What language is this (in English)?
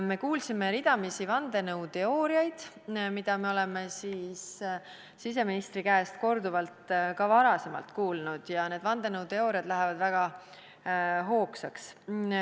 Estonian